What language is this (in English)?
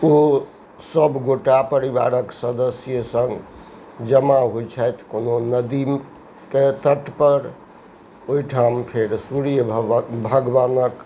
Maithili